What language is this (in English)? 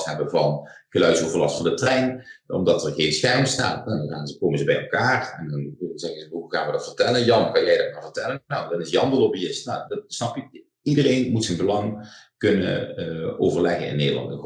Dutch